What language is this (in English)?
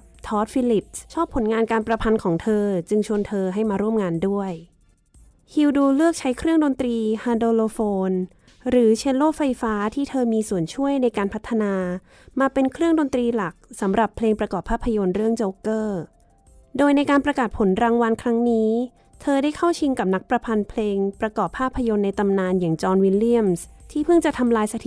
Thai